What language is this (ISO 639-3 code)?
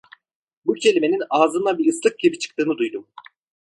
tur